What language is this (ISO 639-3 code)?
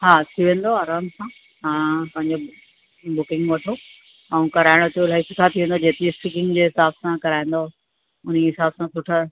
snd